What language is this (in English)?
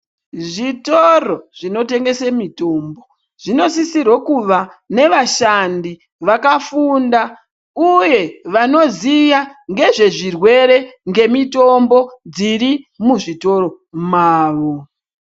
Ndau